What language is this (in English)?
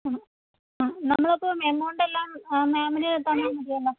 Malayalam